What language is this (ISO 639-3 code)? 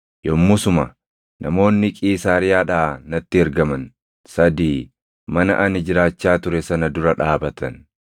orm